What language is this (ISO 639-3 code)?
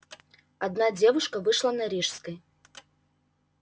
rus